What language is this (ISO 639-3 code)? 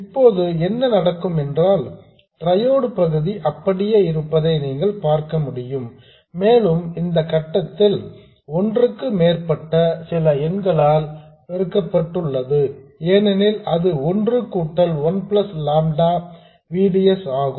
tam